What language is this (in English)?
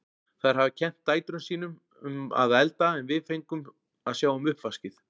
Icelandic